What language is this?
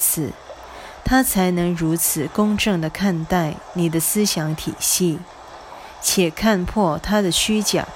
Chinese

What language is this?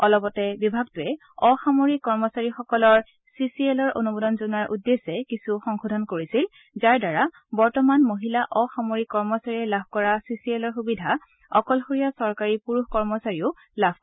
Assamese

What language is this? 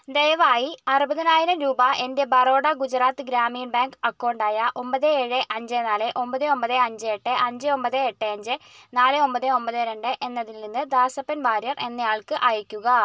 Malayalam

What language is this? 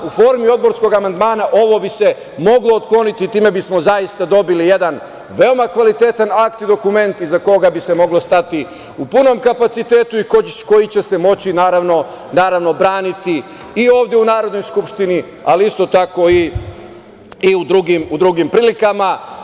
Serbian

